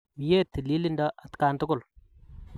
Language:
Kalenjin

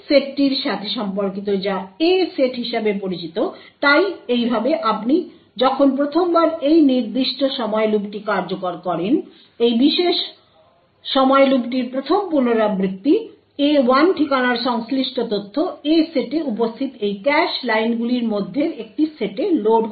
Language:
Bangla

